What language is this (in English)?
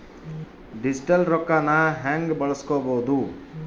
Kannada